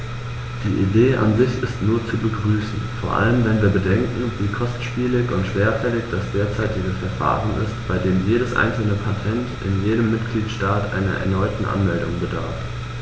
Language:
German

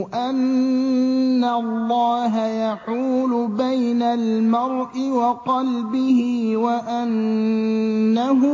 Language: Arabic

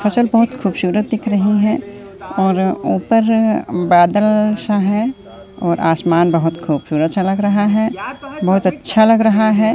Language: Hindi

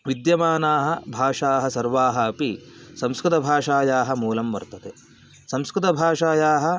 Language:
Sanskrit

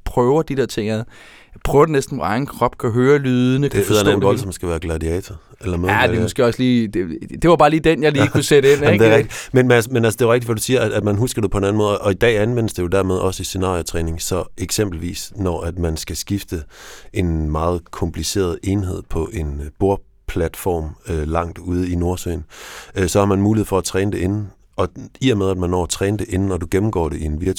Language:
Danish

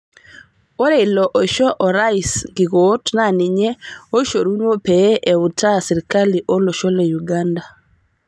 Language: Masai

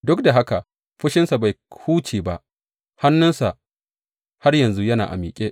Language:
Hausa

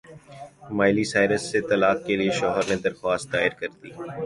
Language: Urdu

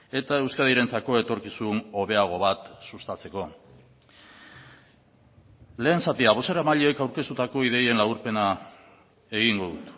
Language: Basque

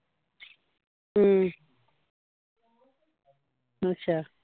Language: Punjabi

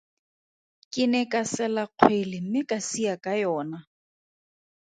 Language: Tswana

